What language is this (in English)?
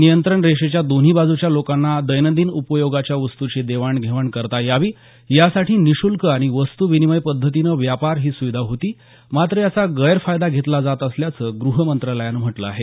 Marathi